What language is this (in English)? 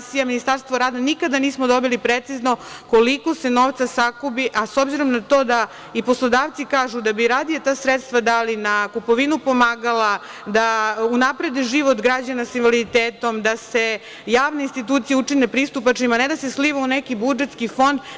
Serbian